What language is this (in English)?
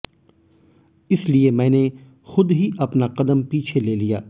Hindi